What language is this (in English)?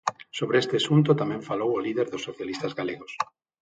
Galician